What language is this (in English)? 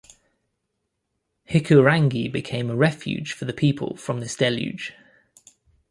English